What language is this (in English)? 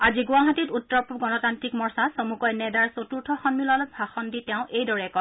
Assamese